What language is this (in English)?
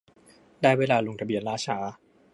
Thai